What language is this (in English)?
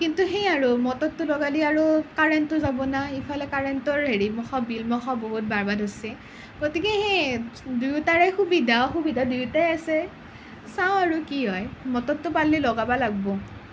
Assamese